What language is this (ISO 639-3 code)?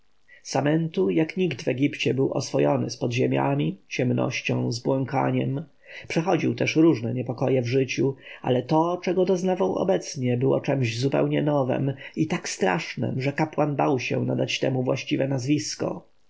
pol